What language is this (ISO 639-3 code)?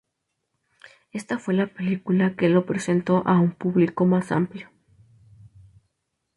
spa